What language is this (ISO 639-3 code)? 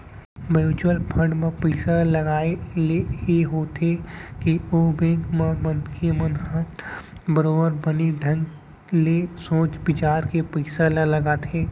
hne